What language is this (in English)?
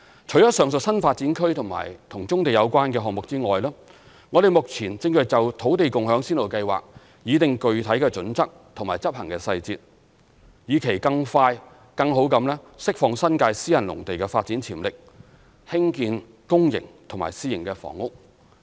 Cantonese